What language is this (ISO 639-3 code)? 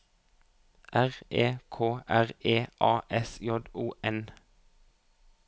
nor